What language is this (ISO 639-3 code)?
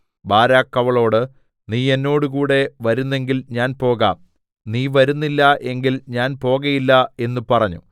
mal